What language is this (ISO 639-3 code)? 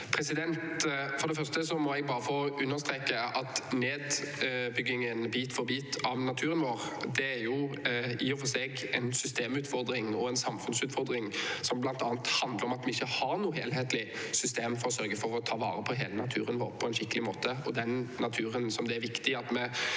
nor